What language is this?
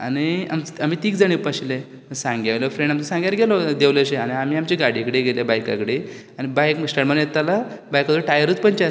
Konkani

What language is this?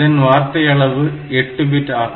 Tamil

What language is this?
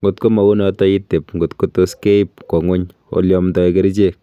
Kalenjin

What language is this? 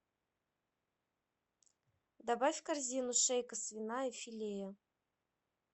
Russian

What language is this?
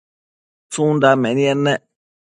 Matsés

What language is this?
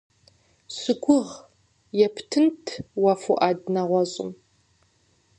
Kabardian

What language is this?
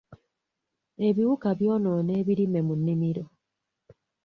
Ganda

